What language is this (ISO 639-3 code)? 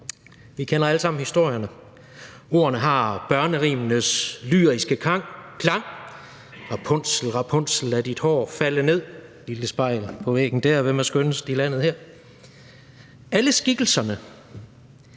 dan